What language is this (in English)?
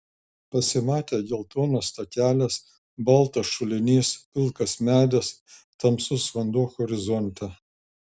Lithuanian